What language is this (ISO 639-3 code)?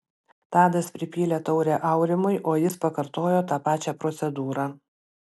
lit